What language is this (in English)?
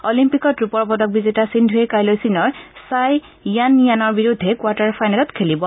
Assamese